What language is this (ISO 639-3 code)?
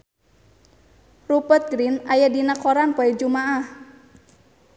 sun